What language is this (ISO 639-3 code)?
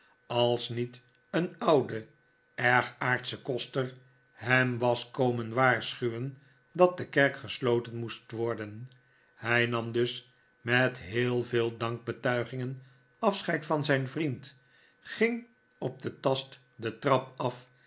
nld